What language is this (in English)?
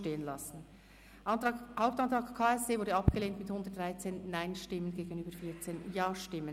Swiss German